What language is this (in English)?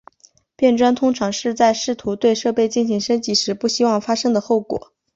Chinese